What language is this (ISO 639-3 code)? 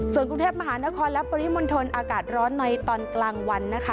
tha